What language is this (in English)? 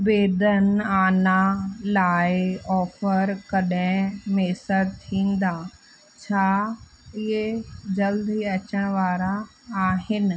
Sindhi